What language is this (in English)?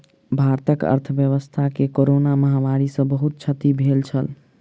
Maithili